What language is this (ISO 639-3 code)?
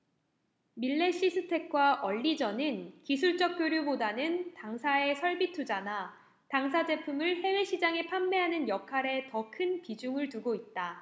kor